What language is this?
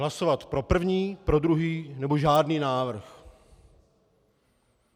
Czech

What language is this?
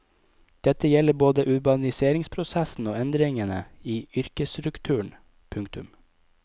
Norwegian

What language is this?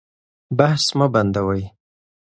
Pashto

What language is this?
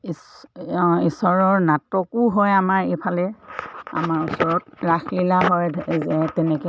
Assamese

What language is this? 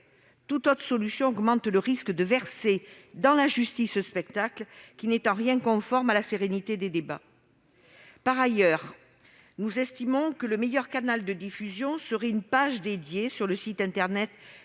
French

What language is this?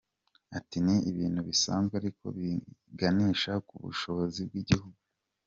Kinyarwanda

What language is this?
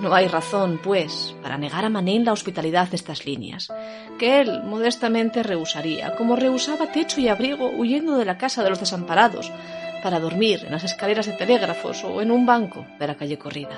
Spanish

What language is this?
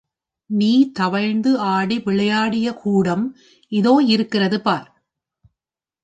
Tamil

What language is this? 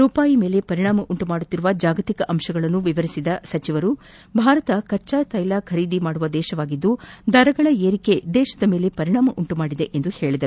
Kannada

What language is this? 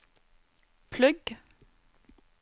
Norwegian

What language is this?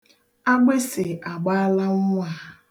Igbo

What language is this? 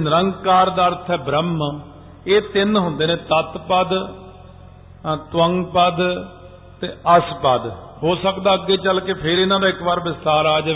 Punjabi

